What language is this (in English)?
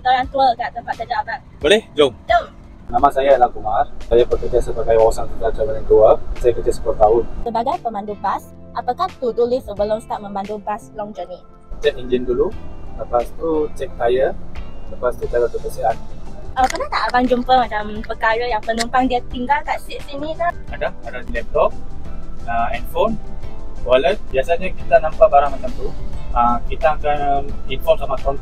Malay